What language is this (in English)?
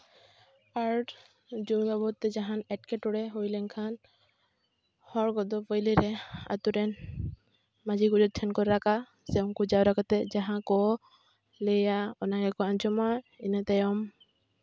Santali